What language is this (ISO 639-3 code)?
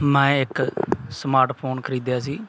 pan